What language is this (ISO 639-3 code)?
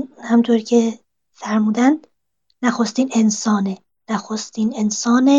fas